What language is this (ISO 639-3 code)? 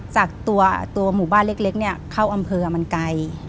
tha